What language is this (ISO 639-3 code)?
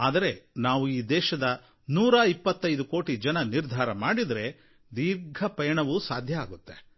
kan